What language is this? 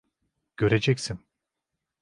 Turkish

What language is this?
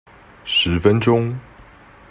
Chinese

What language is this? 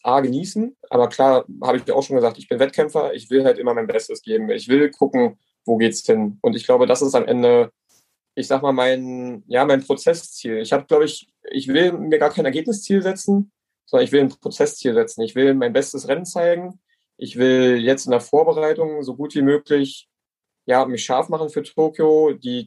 German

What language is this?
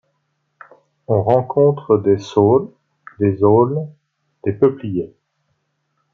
French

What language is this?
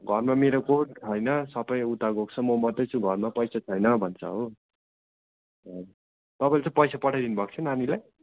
Nepali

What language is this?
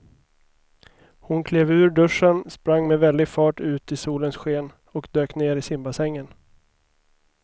Swedish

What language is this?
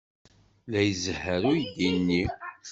Kabyle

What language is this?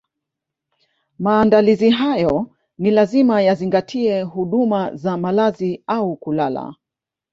Swahili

